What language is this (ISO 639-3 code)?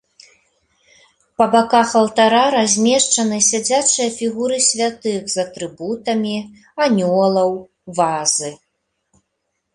bel